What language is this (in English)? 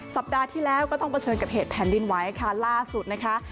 Thai